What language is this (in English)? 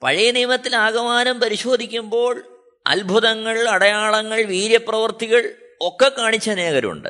Malayalam